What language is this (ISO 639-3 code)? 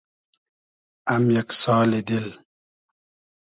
haz